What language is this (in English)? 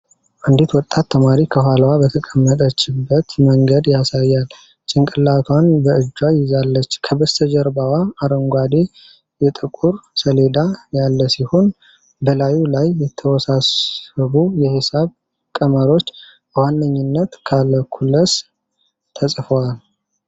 Amharic